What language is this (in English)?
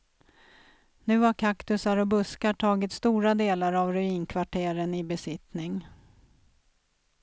Swedish